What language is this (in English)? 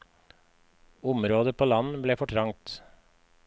Norwegian